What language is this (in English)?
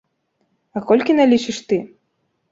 Belarusian